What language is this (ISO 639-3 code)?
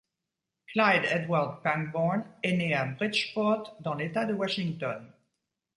fra